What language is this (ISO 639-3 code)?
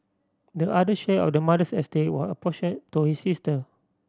eng